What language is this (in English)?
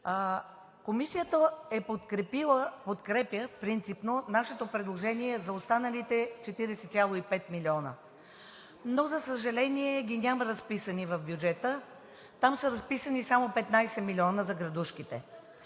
Bulgarian